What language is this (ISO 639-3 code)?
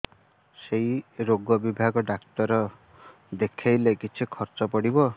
ori